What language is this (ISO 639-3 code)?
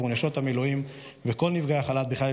heb